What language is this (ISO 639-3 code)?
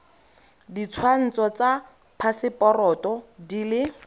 tsn